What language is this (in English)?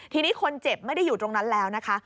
Thai